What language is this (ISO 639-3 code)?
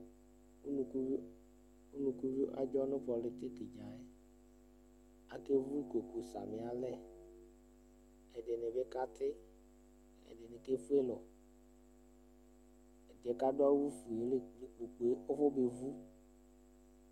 kpo